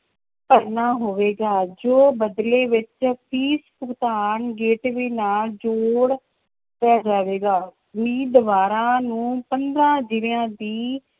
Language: Punjabi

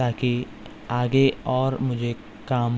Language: Urdu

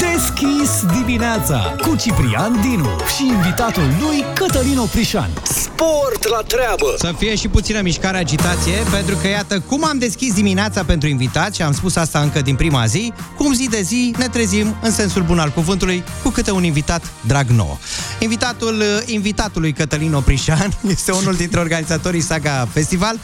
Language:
Romanian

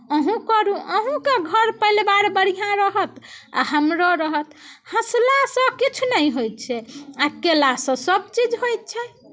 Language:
Maithili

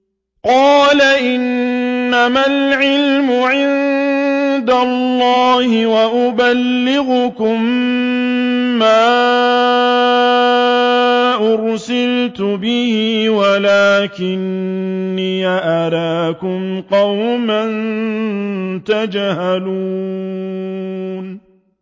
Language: Arabic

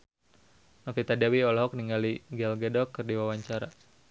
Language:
Sundanese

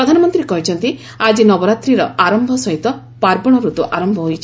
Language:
Odia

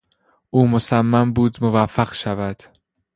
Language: Persian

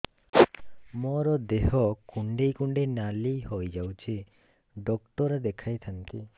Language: Odia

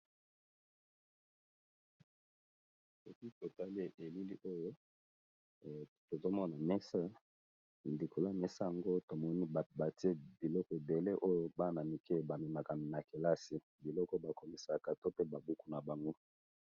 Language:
Lingala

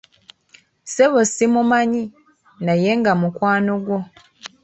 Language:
Ganda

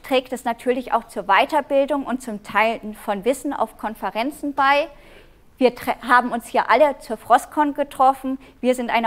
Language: German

